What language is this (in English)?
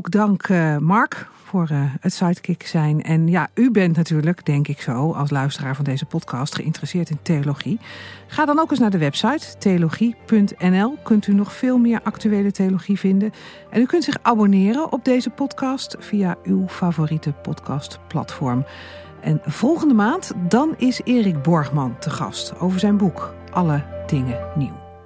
Dutch